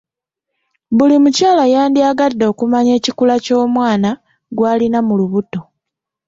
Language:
Ganda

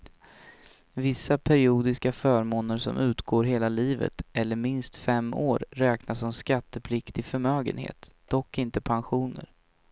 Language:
Swedish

